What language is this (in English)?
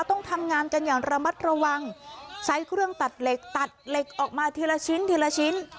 Thai